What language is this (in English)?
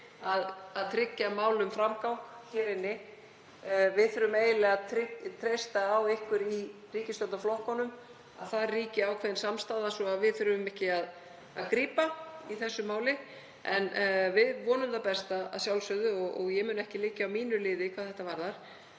Icelandic